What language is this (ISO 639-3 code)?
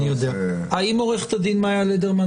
heb